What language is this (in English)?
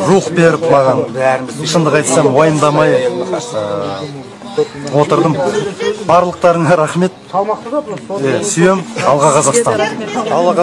Turkish